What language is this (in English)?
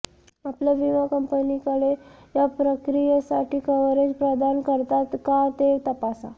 Marathi